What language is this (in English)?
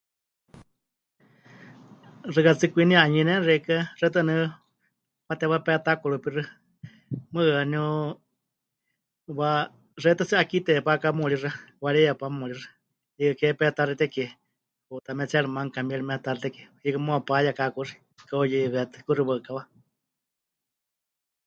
Huichol